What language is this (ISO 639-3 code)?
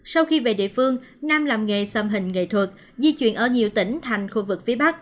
vie